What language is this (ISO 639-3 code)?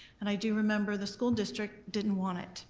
eng